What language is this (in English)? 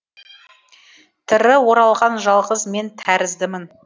Kazakh